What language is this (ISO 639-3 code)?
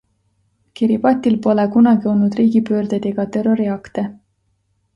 est